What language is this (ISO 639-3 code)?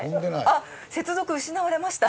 jpn